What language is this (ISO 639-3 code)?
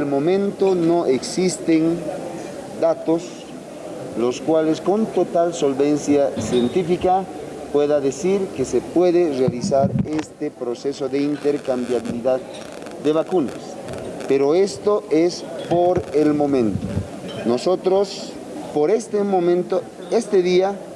spa